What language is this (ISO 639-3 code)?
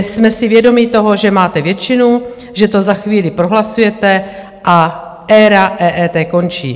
ces